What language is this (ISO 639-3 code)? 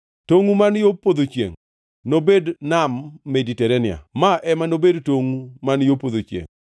luo